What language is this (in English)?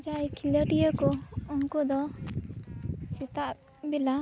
Santali